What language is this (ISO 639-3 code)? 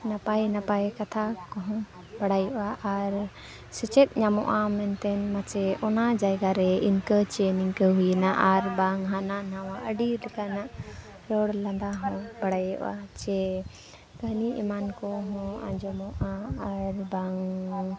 sat